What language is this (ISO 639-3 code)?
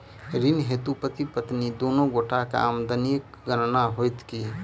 mai